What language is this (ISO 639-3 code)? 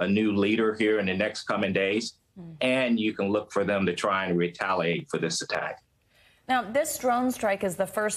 eng